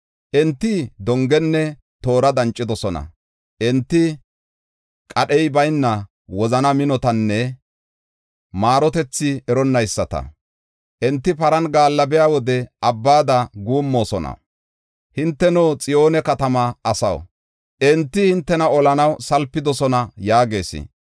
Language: Gofa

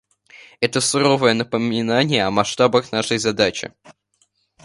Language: Russian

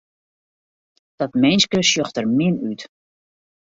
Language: Western Frisian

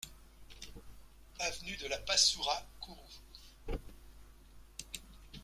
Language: French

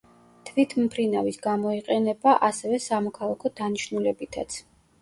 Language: Georgian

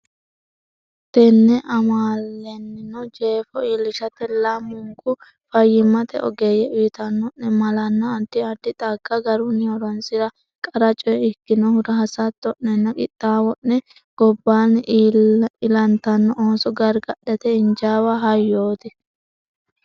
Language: Sidamo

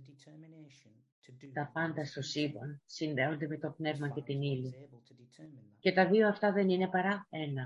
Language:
Greek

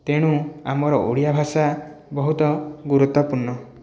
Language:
Odia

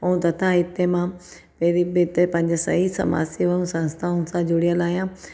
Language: Sindhi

